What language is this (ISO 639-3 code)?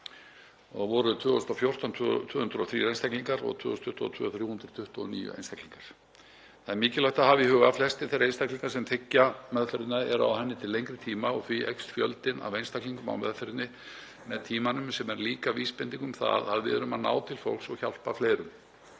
isl